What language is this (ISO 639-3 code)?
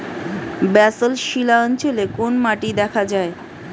ben